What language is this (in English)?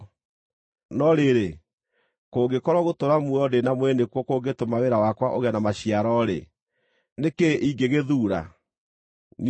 Kikuyu